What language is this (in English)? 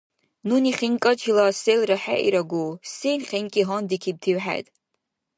Dargwa